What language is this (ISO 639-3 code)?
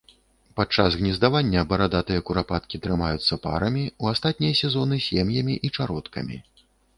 bel